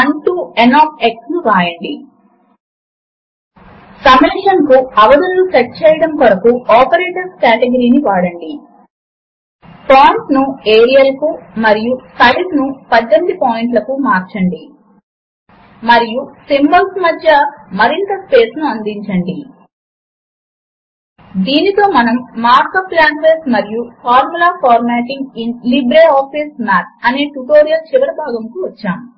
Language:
Telugu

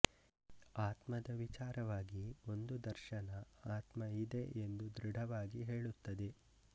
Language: Kannada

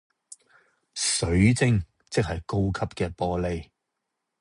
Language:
Cantonese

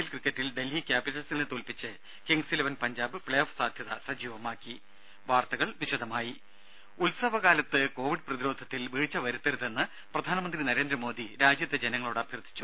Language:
Malayalam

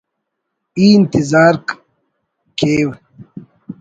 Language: Brahui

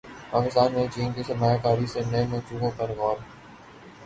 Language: Urdu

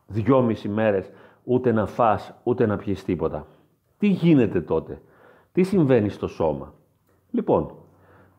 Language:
Greek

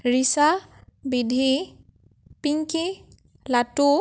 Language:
Assamese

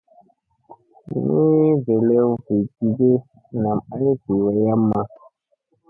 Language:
Musey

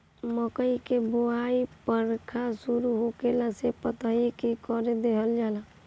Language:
Bhojpuri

